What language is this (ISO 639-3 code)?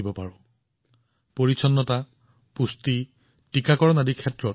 asm